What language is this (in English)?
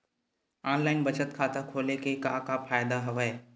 Chhattisgarhi